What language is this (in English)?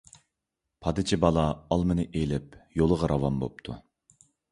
Uyghur